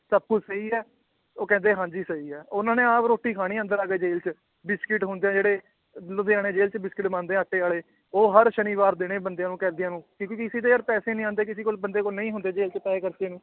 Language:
Punjabi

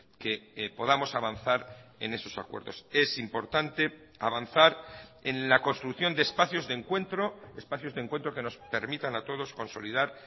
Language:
Spanish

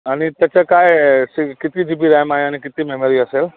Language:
Marathi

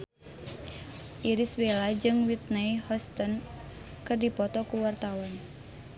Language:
Sundanese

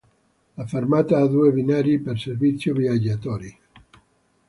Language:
Italian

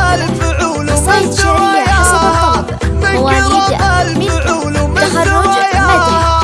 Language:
Arabic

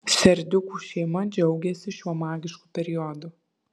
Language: Lithuanian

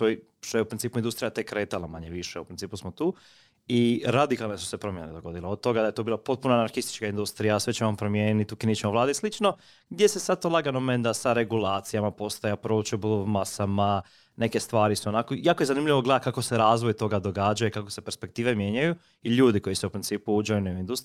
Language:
Croatian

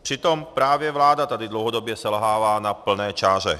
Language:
Czech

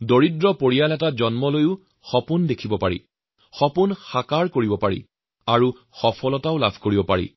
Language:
Assamese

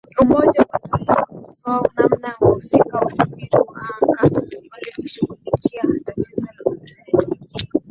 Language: Swahili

